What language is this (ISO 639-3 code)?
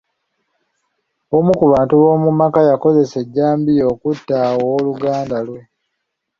lug